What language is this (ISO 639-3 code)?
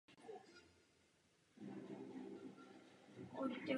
ces